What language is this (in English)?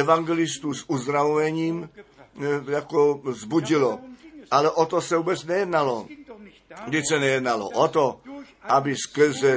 Czech